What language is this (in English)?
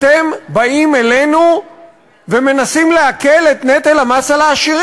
Hebrew